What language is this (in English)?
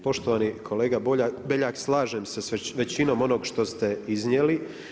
Croatian